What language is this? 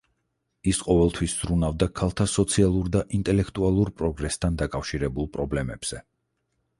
Georgian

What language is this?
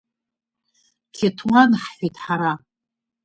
Abkhazian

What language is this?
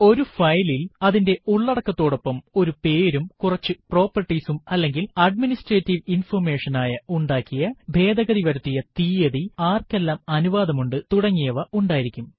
Malayalam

